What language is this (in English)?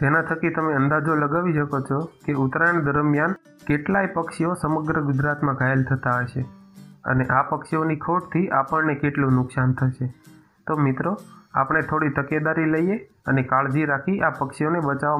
Gujarati